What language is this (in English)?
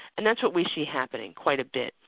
English